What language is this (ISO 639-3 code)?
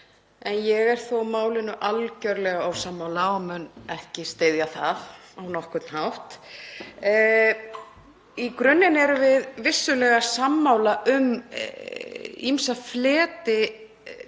isl